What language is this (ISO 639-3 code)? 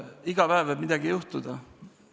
est